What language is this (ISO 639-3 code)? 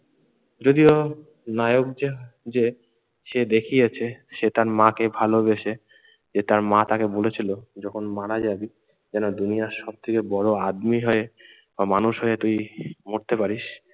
ben